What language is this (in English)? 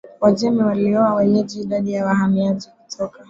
Swahili